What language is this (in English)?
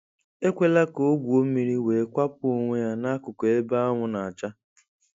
Igbo